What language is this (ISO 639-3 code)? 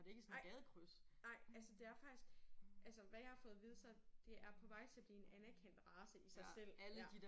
dan